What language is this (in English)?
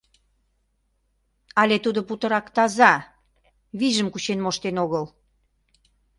Mari